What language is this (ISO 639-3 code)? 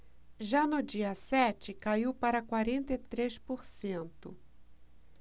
por